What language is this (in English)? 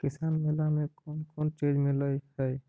Magahi